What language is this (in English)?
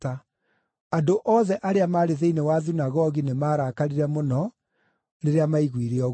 Kikuyu